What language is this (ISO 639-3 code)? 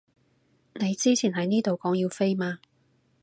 yue